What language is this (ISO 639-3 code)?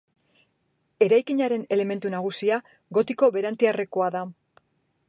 eus